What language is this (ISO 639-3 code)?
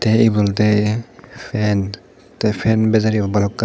ccp